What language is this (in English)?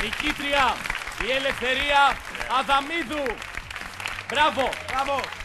Greek